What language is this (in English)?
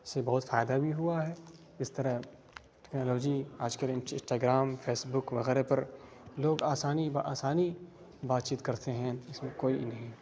Urdu